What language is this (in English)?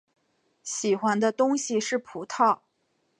Chinese